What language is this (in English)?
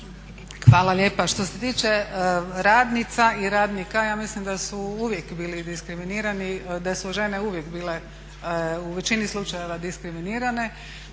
Croatian